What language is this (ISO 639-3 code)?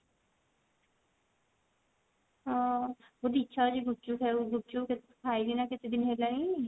ori